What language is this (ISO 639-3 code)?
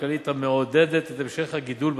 heb